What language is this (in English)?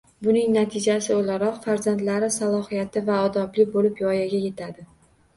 Uzbek